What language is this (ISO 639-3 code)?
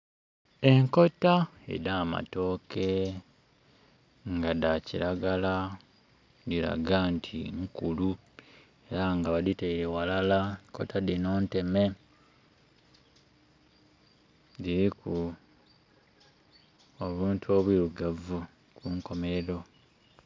xog